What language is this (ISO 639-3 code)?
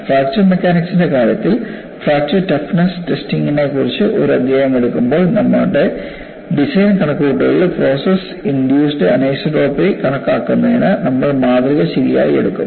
mal